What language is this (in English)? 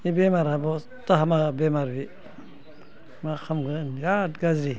Bodo